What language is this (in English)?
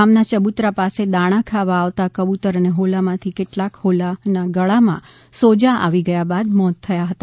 Gujarati